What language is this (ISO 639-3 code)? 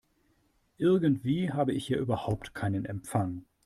deu